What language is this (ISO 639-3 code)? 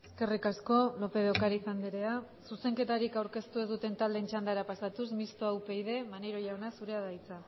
eus